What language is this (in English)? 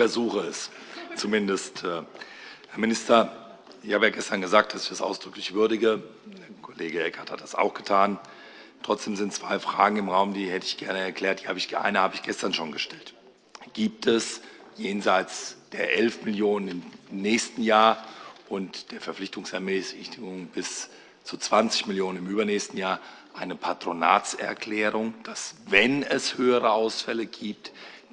German